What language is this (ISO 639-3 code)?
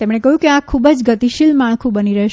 guj